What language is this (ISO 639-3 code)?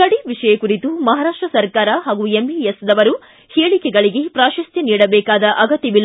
kan